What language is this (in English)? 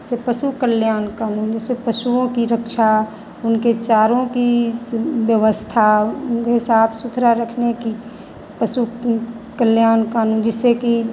Hindi